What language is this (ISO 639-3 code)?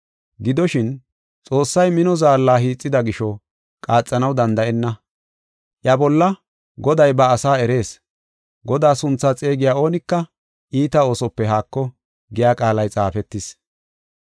gof